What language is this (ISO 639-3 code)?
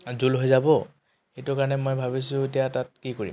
asm